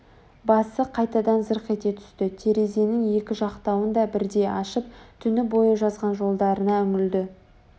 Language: Kazakh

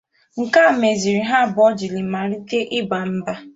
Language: Igbo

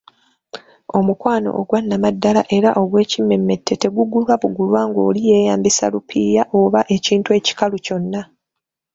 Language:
Ganda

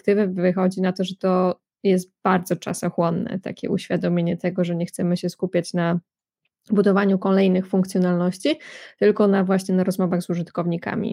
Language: Polish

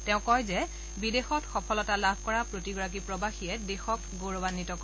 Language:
Assamese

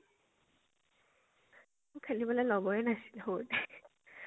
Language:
Assamese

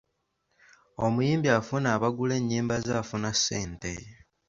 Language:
Ganda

